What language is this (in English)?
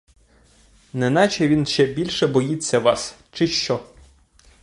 Ukrainian